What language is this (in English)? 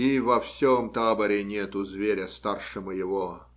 Russian